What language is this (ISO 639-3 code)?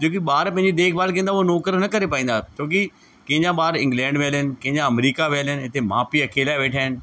snd